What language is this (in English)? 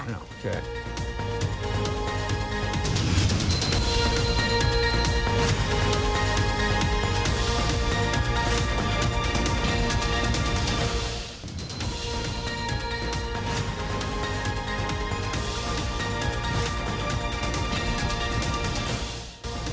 Thai